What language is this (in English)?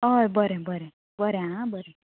Konkani